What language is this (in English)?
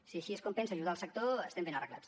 Catalan